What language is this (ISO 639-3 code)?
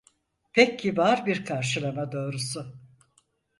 tur